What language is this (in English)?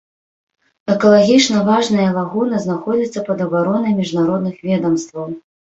Belarusian